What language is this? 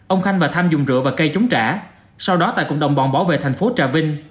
Vietnamese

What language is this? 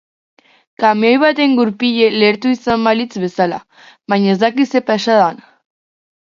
Basque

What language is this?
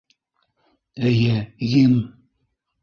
Bashkir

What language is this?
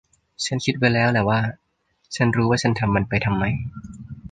Thai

